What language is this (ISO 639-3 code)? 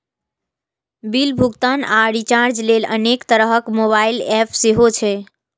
mai